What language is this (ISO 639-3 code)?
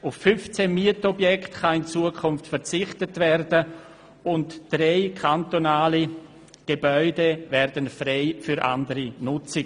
gsw